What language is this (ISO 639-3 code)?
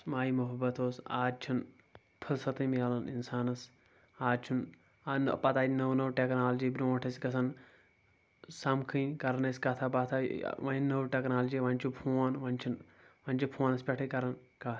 kas